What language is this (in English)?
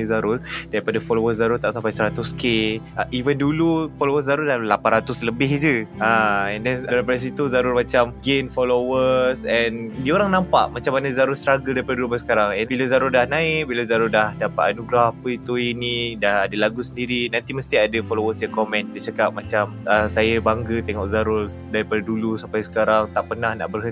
Malay